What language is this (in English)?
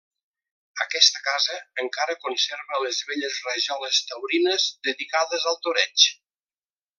Catalan